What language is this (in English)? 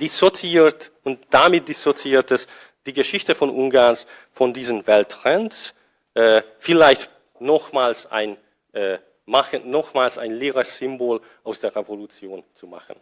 German